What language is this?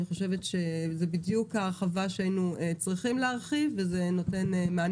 Hebrew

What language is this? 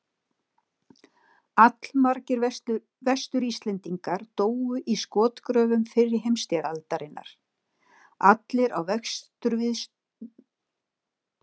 Icelandic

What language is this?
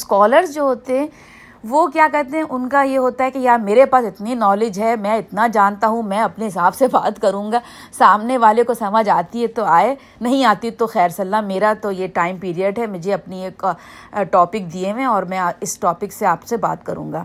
Urdu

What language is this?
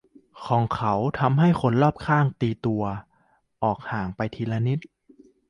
Thai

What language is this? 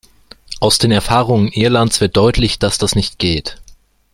German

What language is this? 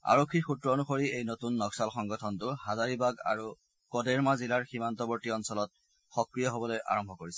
Assamese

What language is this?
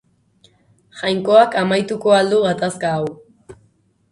Basque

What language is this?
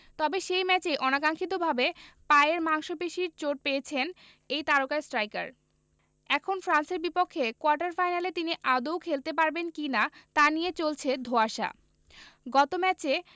Bangla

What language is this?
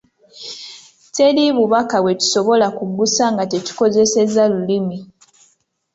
Ganda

